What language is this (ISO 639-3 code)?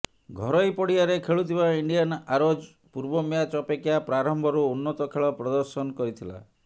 ori